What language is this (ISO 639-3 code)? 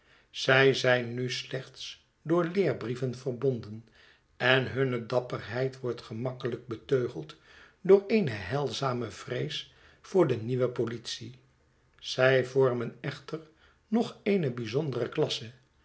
nld